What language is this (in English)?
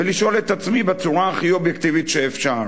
Hebrew